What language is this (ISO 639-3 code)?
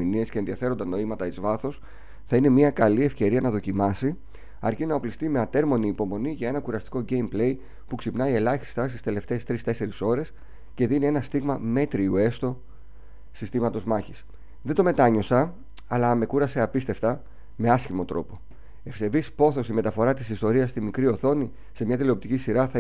ell